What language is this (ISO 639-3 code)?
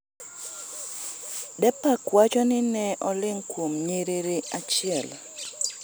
luo